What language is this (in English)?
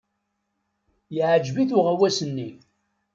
Kabyle